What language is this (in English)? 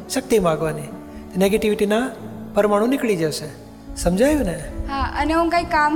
Gujarati